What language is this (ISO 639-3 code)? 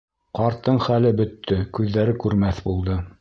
bak